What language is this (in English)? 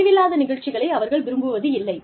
Tamil